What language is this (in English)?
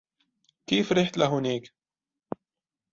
Arabic